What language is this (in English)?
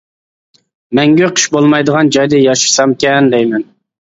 Uyghur